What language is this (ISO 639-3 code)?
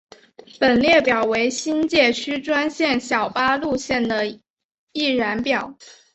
zho